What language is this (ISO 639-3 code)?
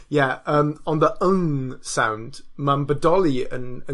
cym